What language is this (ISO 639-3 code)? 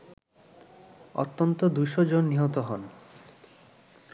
ben